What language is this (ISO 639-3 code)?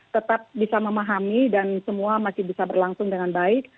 ind